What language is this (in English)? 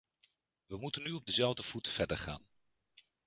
Dutch